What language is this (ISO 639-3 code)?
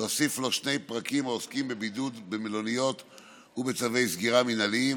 heb